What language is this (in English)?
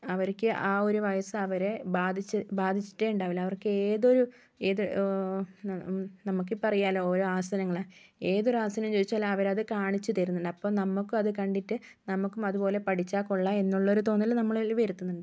Malayalam